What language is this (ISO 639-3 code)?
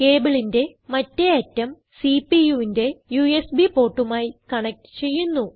mal